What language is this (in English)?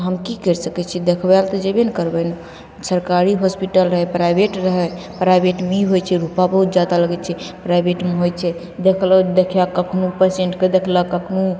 Maithili